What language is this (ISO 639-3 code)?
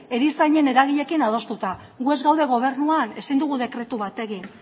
eus